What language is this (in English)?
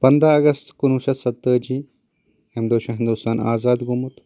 Kashmiri